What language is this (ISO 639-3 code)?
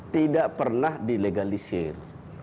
ind